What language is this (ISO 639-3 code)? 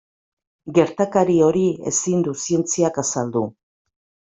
eus